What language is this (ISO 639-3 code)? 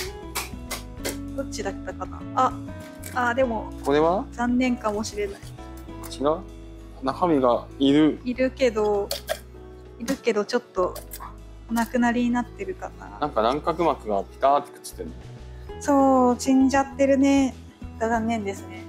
jpn